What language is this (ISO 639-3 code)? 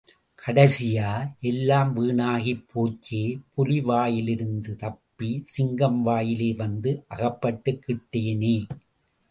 tam